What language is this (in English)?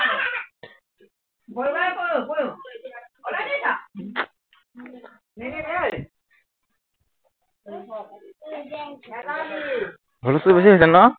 Assamese